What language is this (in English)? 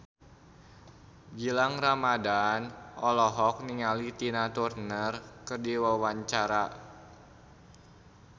Sundanese